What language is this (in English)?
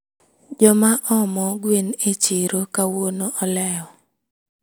Luo (Kenya and Tanzania)